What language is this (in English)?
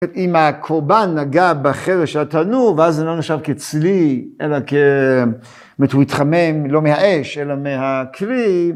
Hebrew